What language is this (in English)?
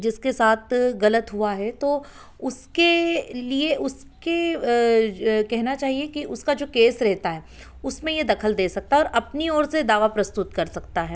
Hindi